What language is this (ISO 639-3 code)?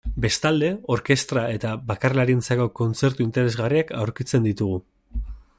eus